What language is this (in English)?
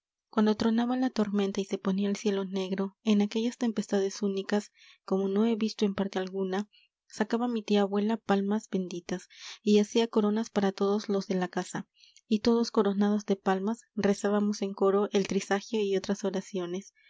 Spanish